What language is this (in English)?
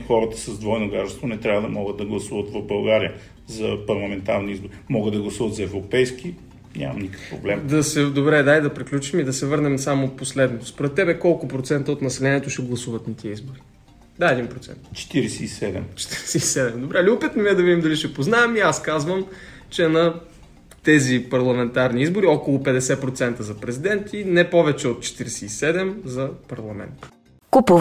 Bulgarian